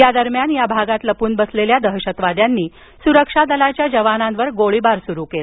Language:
Marathi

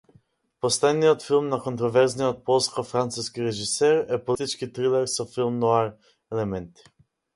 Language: Macedonian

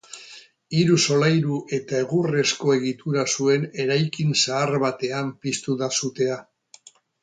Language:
Basque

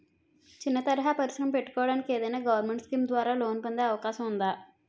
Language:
Telugu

